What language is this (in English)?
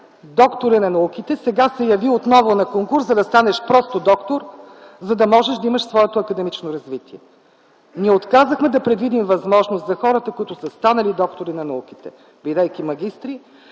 Bulgarian